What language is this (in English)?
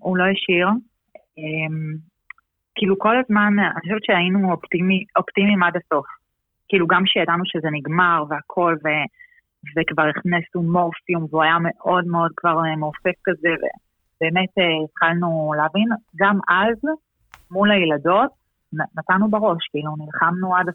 Hebrew